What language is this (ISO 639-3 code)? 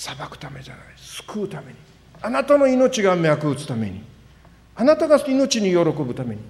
jpn